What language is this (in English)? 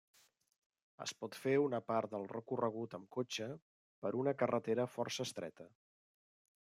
Catalan